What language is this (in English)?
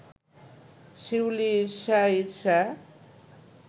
Bangla